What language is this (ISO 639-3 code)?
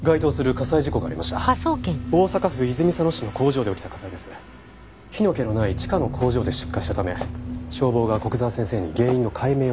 jpn